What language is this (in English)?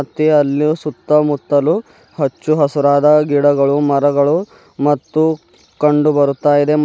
Kannada